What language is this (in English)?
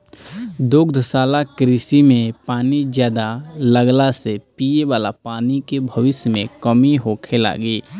Bhojpuri